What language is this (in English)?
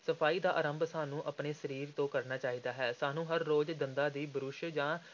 Punjabi